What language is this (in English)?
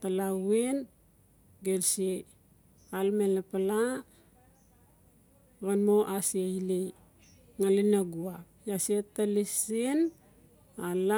Notsi